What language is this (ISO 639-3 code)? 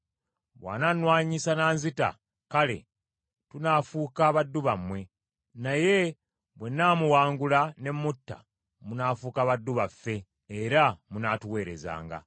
lug